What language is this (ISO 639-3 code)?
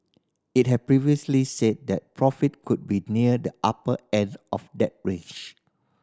eng